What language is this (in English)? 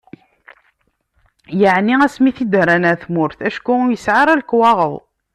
Kabyle